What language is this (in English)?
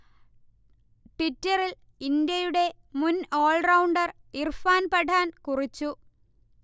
Malayalam